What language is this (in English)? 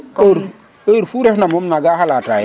Serer